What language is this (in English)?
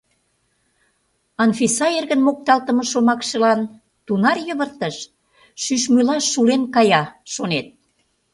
Mari